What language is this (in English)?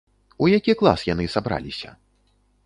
Belarusian